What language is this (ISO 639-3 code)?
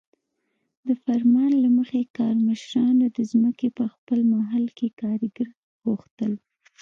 pus